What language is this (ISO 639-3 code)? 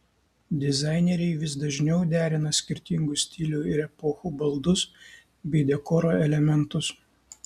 lit